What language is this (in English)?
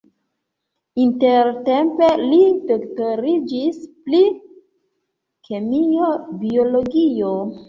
Esperanto